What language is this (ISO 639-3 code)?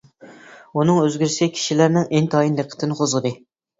uig